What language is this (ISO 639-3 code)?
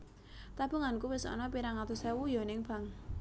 jav